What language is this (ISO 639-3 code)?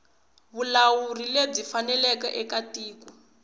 tso